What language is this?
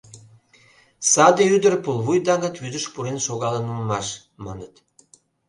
Mari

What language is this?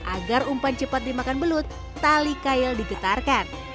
Indonesian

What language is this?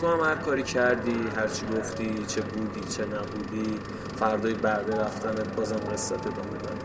Persian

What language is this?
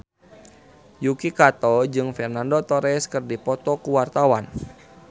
Sundanese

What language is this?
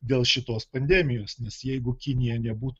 Lithuanian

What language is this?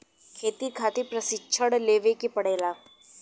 Bhojpuri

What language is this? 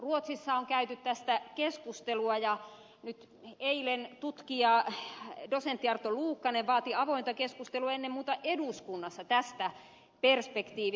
Finnish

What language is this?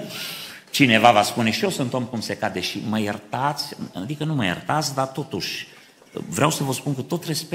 Romanian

